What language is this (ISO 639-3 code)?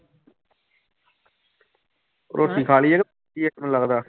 pan